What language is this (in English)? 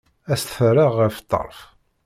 Kabyle